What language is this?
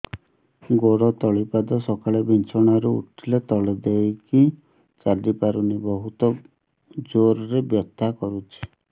Odia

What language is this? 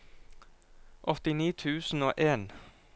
Norwegian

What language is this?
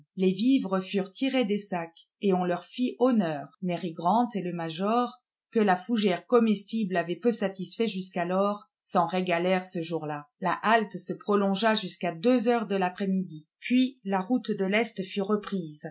French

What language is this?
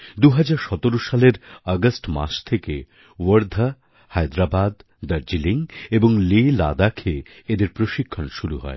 Bangla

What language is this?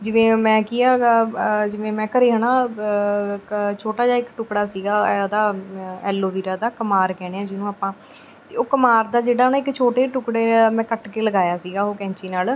Punjabi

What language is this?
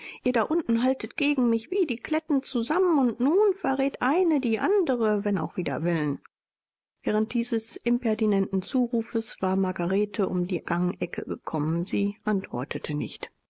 German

